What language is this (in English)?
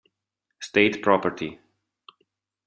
Italian